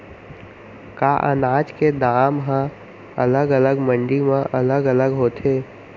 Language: Chhattisgarhi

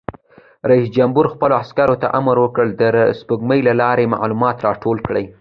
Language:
Pashto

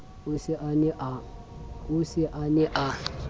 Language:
Southern Sotho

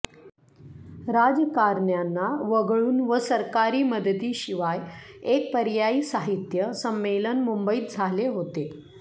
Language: Marathi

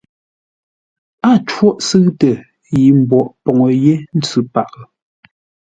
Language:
Ngombale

